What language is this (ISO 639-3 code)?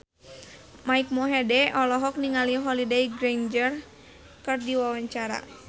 sun